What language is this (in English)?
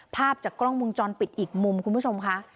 Thai